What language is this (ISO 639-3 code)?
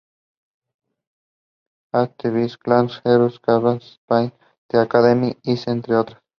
spa